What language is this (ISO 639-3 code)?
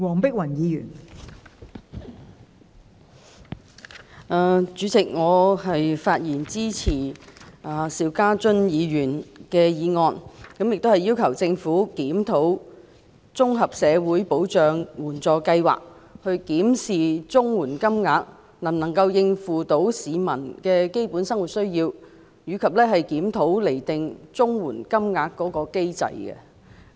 yue